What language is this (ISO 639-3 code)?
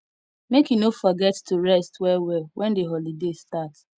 pcm